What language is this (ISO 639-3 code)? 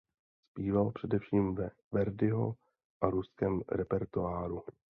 ces